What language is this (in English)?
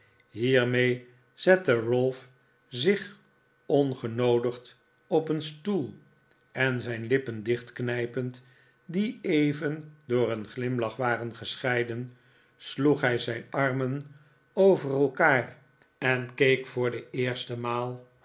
Dutch